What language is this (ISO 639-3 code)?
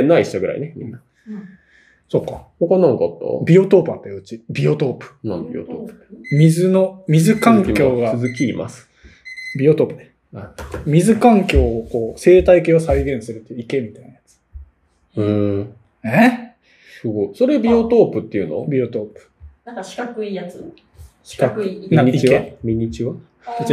jpn